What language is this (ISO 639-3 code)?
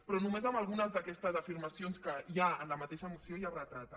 cat